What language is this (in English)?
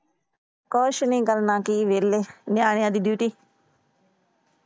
Punjabi